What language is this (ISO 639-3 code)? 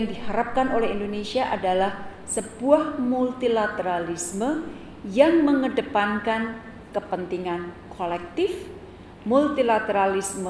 ind